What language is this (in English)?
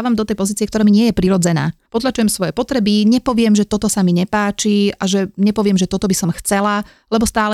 Slovak